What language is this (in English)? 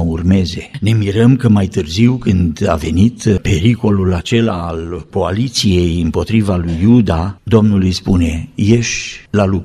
Romanian